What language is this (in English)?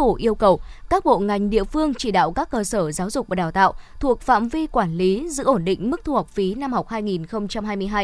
Vietnamese